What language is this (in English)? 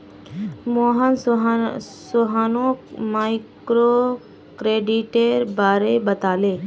Magahi